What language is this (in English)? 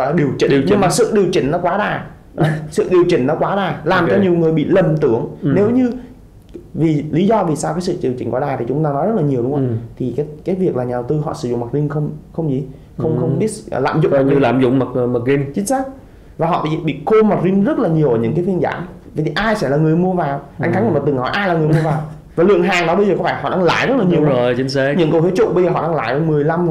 Vietnamese